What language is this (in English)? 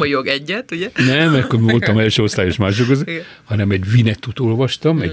Hungarian